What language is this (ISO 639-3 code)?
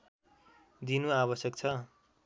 nep